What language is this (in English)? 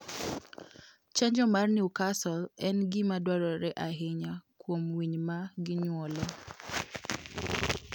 Luo (Kenya and Tanzania)